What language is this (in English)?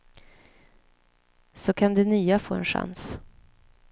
Swedish